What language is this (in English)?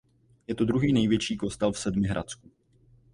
Czech